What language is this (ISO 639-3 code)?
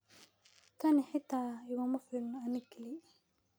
som